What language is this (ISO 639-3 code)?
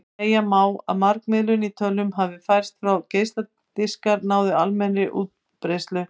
isl